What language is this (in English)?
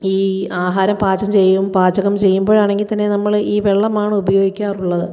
Malayalam